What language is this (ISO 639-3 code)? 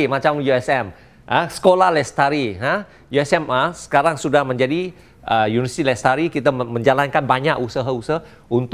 msa